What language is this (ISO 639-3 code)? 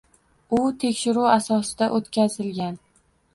uzb